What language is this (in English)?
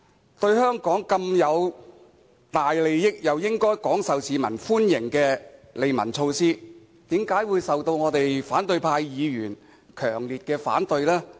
Cantonese